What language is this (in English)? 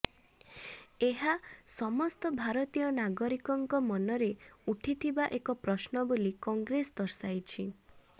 Odia